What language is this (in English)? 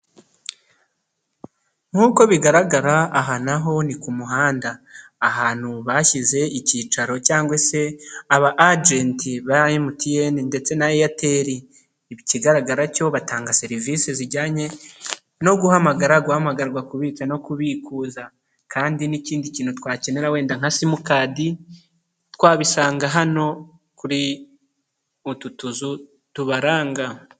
Kinyarwanda